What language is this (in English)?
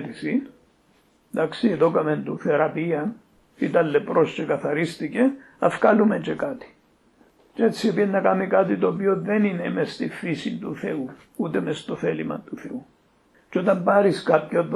Greek